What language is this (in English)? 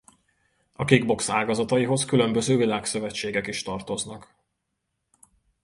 Hungarian